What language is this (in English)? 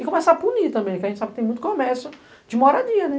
Portuguese